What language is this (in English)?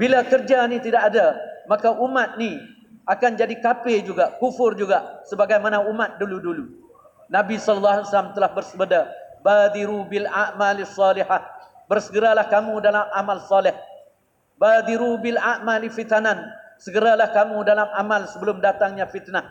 Malay